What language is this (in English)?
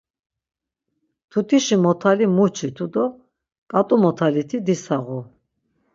Laz